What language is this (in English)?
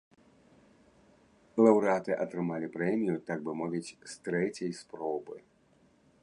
Belarusian